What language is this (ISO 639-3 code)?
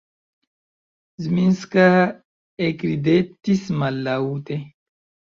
epo